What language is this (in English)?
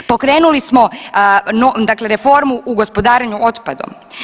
Croatian